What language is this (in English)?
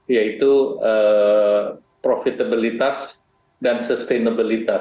Indonesian